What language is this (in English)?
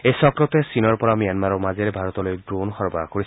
Assamese